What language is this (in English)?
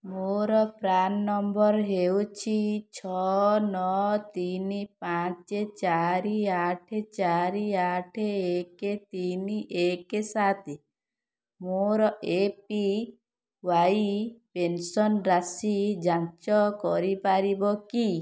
Odia